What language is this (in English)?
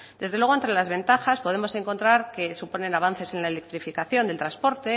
Spanish